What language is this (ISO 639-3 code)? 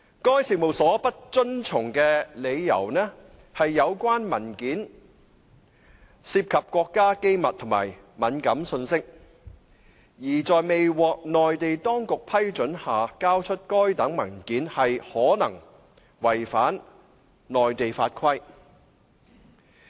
yue